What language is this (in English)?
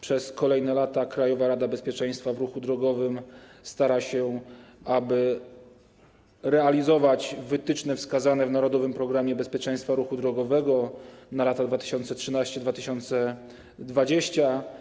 Polish